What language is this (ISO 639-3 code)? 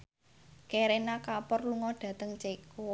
jav